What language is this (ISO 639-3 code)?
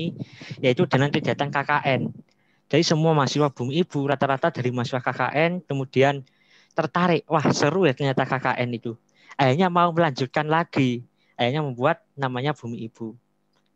ind